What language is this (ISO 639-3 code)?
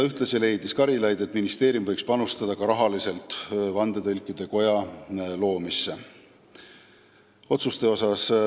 est